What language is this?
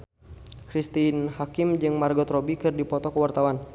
Sundanese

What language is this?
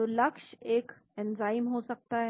Hindi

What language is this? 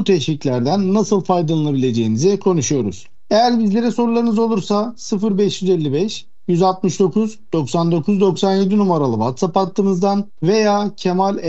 Turkish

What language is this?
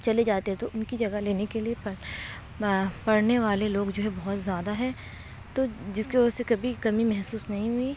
Urdu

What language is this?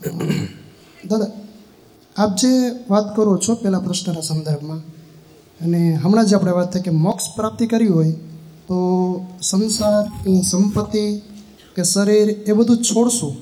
Gujarati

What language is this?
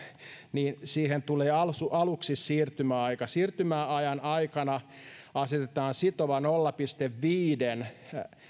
Finnish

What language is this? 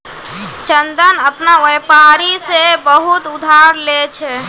Magahi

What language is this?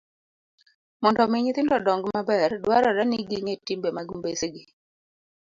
Luo (Kenya and Tanzania)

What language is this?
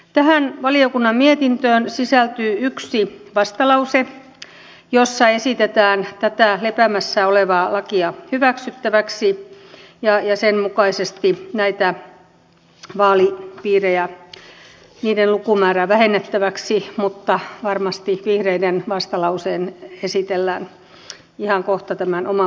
Finnish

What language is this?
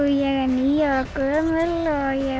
Icelandic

